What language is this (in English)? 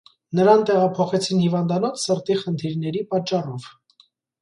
Armenian